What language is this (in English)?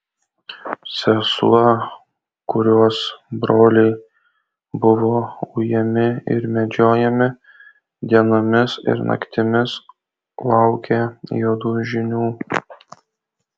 Lithuanian